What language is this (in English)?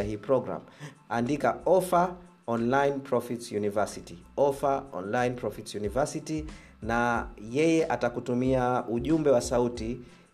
Swahili